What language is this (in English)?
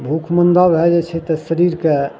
Maithili